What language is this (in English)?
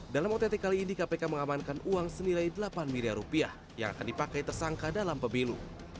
Indonesian